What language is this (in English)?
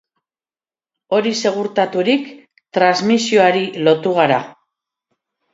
Basque